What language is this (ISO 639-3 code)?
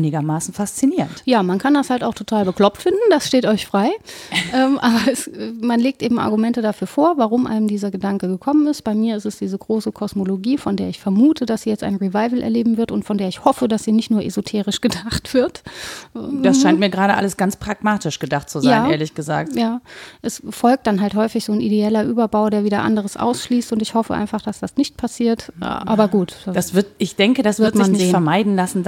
deu